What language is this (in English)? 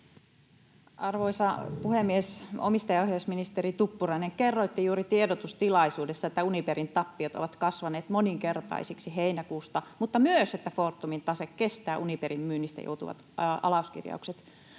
Finnish